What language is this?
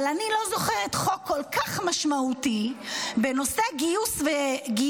Hebrew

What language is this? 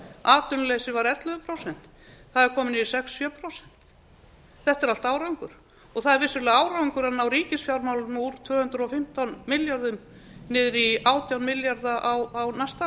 Icelandic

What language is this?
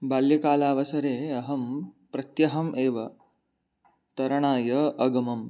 Sanskrit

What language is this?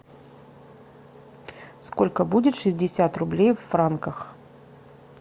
Russian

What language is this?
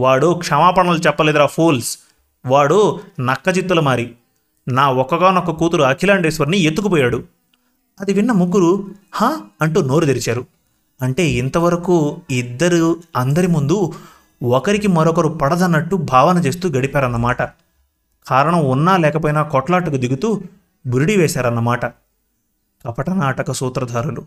Telugu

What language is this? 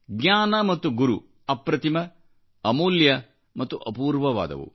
Kannada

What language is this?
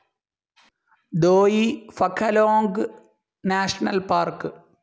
Malayalam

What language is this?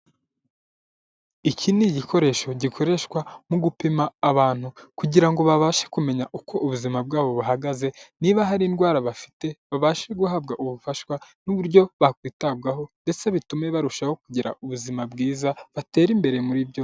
Kinyarwanda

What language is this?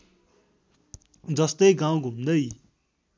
Nepali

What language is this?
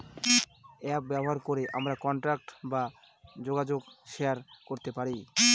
Bangla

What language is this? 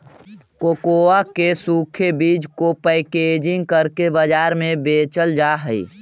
Magahi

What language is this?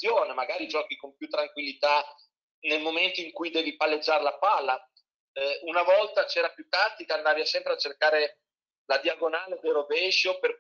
Italian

